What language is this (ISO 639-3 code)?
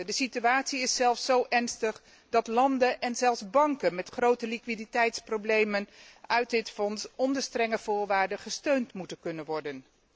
nld